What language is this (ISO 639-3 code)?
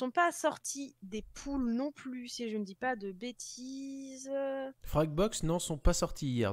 fra